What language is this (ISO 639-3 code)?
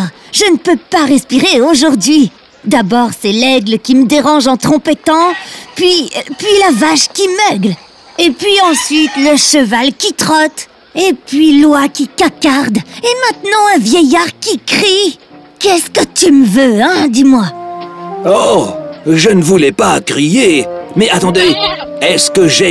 fra